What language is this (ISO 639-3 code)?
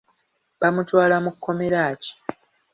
lug